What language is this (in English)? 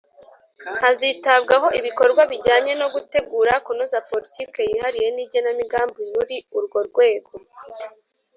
Kinyarwanda